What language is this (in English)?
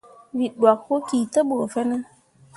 Mundang